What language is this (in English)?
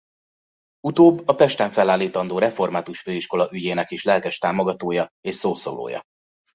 Hungarian